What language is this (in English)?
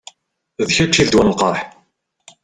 Kabyle